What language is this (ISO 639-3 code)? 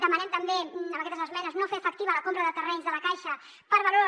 cat